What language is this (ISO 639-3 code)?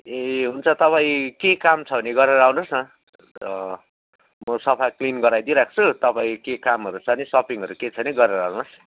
nep